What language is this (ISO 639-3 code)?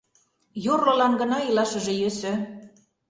chm